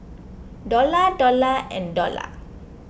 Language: English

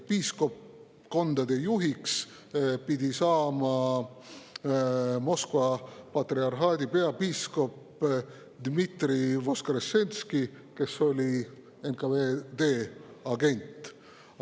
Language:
Estonian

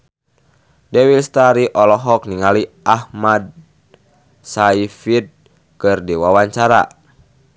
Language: Sundanese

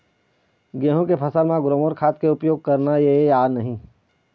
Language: Chhattisgarhi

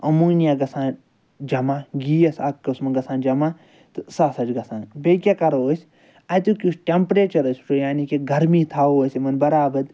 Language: Kashmiri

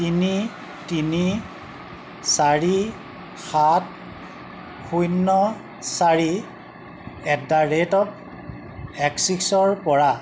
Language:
Assamese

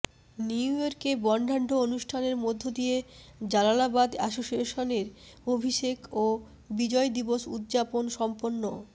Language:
Bangla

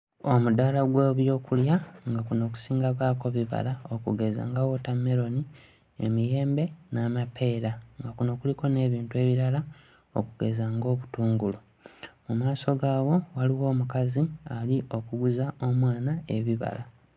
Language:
Ganda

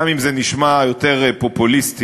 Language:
Hebrew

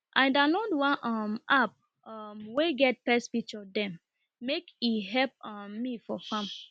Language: Nigerian Pidgin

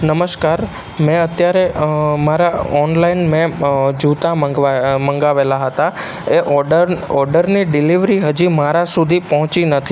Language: Gujarati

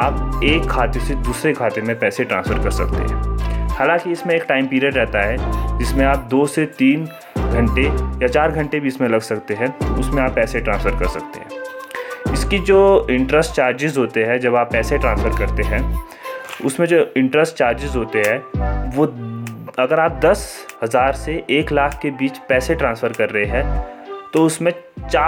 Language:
Hindi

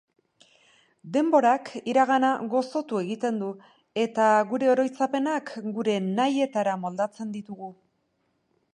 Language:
Basque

